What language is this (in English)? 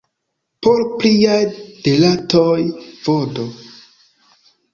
Esperanto